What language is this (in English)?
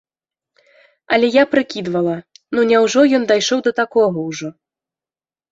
Belarusian